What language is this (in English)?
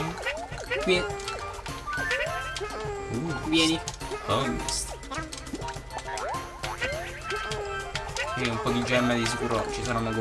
Italian